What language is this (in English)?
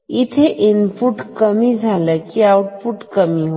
Marathi